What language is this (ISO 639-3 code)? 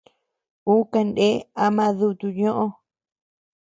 cux